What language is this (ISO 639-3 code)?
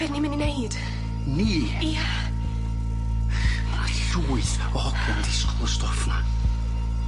cym